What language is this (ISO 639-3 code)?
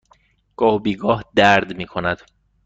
fas